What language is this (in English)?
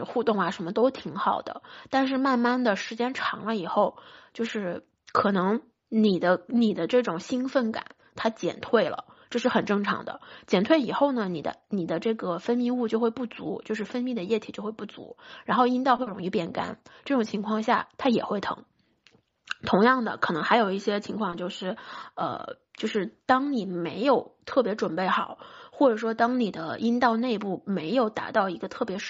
Chinese